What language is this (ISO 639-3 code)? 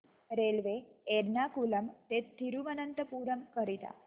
mar